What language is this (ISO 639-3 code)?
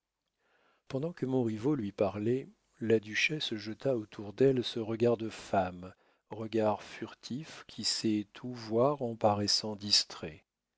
fra